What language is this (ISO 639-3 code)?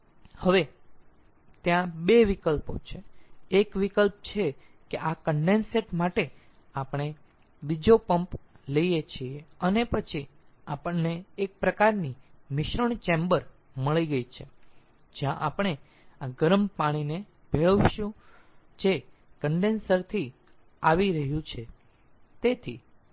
guj